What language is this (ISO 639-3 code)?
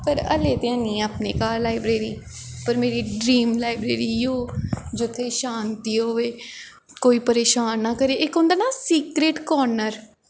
doi